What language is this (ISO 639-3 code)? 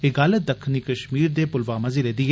doi